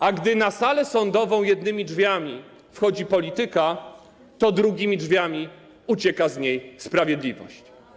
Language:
Polish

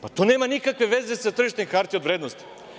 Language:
Serbian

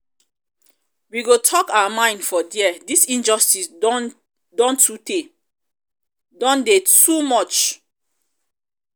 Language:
Nigerian Pidgin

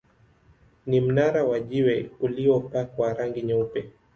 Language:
Swahili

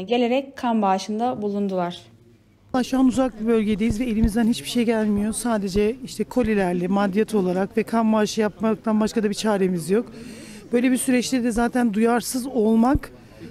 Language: Turkish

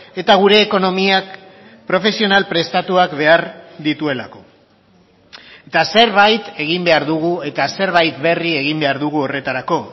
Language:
Basque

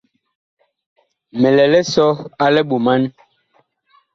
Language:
Bakoko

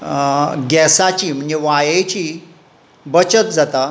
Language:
Konkani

